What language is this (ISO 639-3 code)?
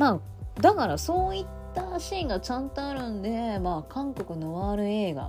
jpn